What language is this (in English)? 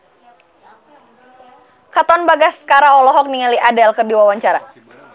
Sundanese